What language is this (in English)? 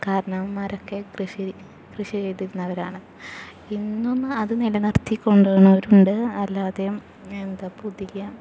Malayalam